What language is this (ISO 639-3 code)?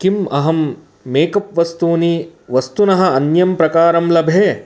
san